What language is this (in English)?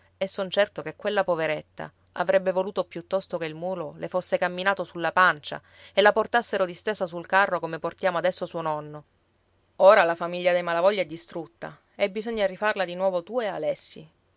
Italian